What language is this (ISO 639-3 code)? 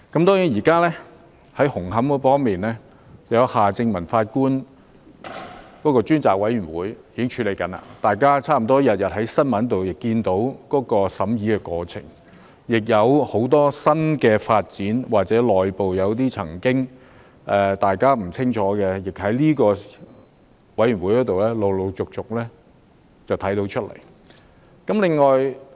yue